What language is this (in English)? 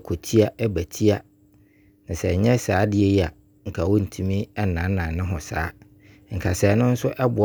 Abron